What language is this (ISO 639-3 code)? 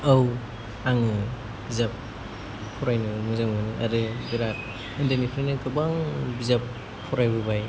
brx